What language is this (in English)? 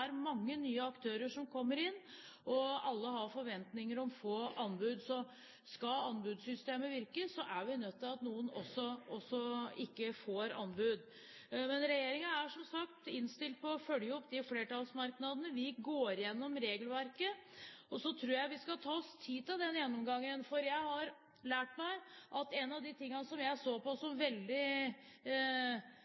Norwegian Bokmål